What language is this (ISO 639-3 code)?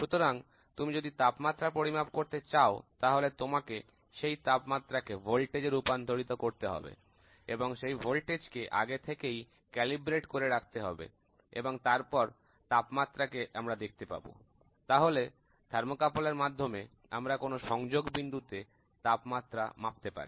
ben